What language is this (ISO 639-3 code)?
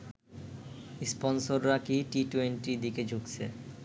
ben